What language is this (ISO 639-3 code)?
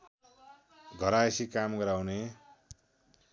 nep